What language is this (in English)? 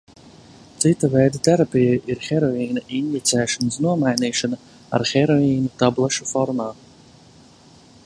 Latvian